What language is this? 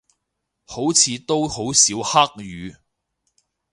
Cantonese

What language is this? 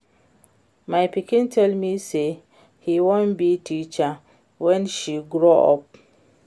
Nigerian Pidgin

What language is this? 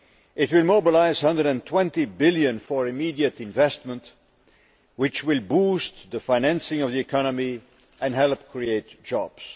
English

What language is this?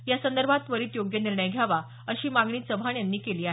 Marathi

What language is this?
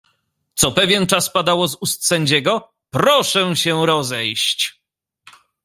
Polish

